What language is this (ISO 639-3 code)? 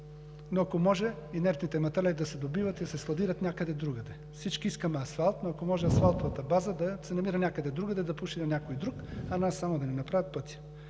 bul